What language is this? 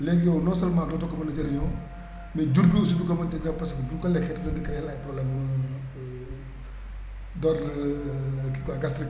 Wolof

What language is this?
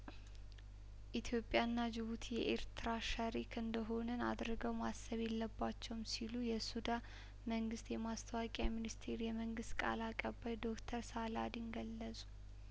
Amharic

